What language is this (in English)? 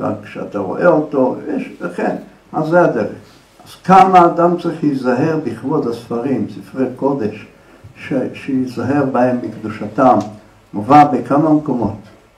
Hebrew